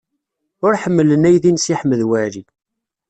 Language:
Kabyle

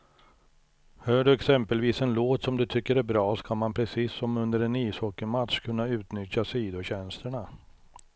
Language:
Swedish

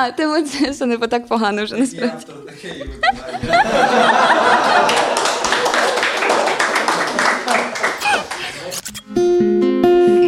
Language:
Ukrainian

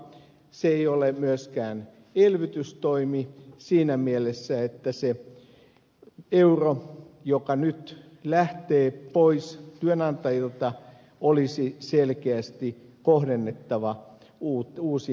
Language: Finnish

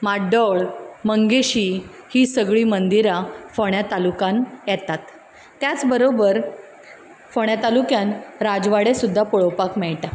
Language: Konkani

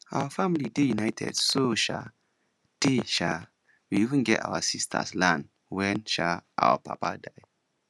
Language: Nigerian Pidgin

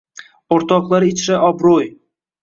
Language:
Uzbek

